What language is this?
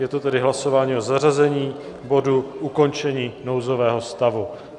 Czech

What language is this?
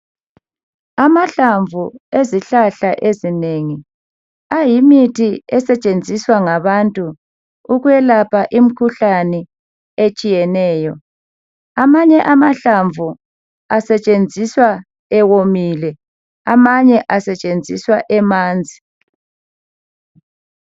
North Ndebele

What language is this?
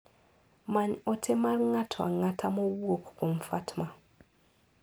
Luo (Kenya and Tanzania)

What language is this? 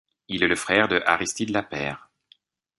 French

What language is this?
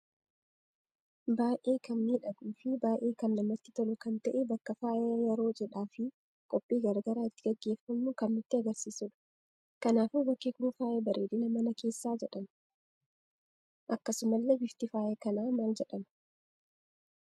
Oromo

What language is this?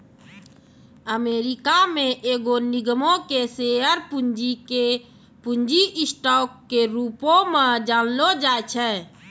Maithili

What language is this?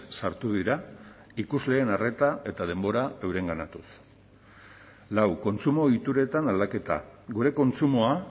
Basque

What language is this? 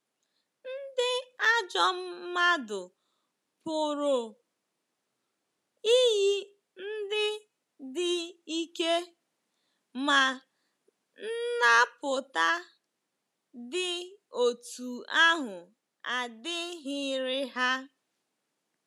Igbo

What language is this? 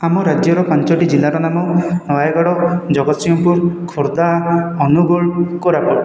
Odia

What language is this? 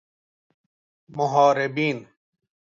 Persian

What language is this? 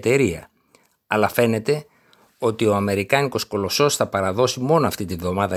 Greek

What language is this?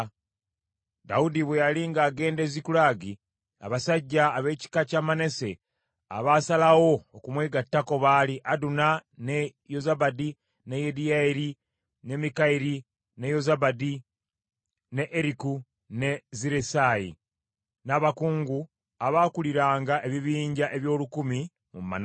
Ganda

